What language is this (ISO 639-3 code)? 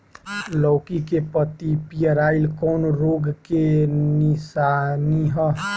bho